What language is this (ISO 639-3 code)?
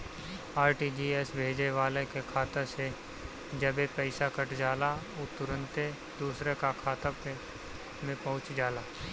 bho